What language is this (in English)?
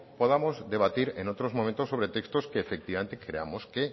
Spanish